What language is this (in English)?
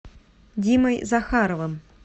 Russian